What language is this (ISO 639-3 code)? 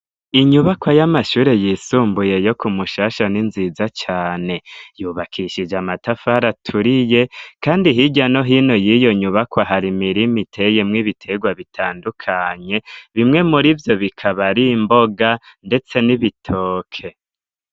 run